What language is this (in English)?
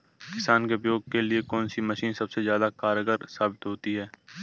Hindi